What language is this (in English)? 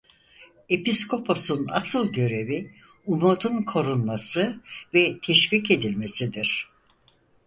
Turkish